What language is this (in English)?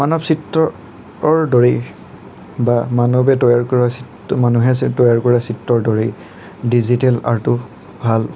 Assamese